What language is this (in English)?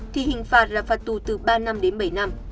Vietnamese